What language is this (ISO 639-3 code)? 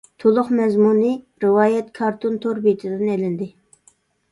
uig